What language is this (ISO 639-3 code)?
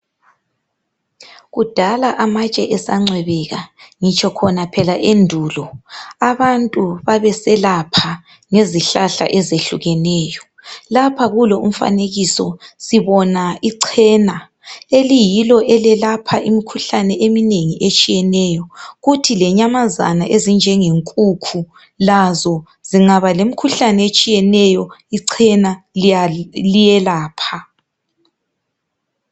nde